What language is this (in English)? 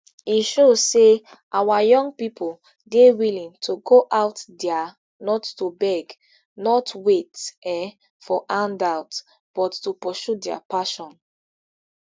Nigerian Pidgin